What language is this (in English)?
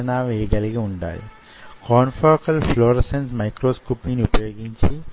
Telugu